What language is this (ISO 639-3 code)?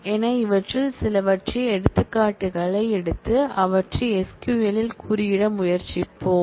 tam